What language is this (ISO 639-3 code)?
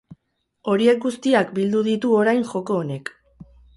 eus